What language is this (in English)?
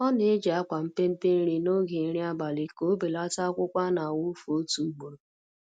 Igbo